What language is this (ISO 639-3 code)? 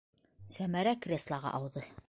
bak